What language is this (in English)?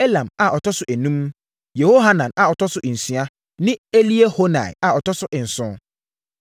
Akan